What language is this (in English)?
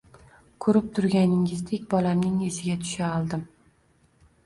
Uzbek